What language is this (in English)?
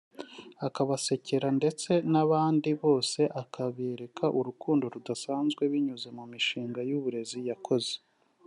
Kinyarwanda